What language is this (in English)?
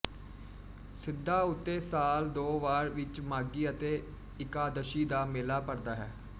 Punjabi